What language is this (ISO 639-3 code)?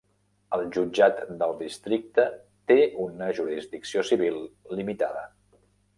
cat